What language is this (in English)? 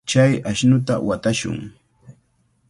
Cajatambo North Lima Quechua